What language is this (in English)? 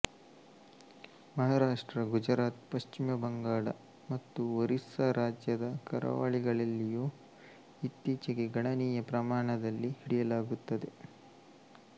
Kannada